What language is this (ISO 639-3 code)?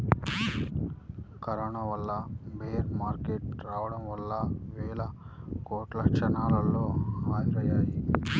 tel